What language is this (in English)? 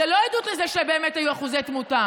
Hebrew